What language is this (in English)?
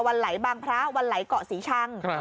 Thai